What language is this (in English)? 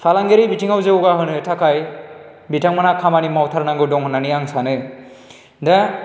Bodo